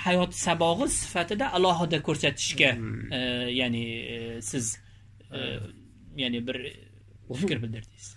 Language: Turkish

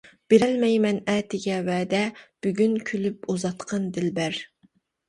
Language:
Uyghur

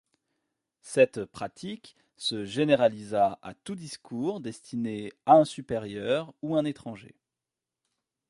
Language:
French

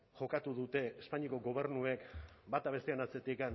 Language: Basque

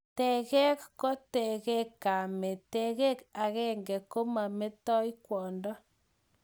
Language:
Kalenjin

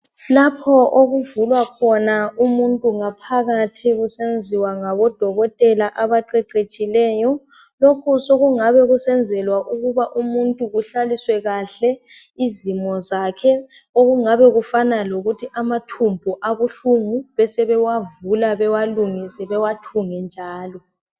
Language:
North Ndebele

